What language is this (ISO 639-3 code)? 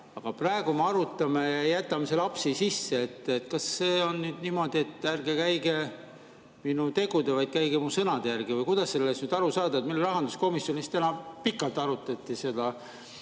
est